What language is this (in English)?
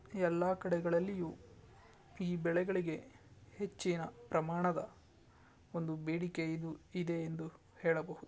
Kannada